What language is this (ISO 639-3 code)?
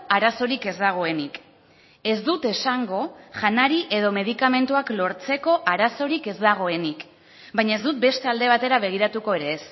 eus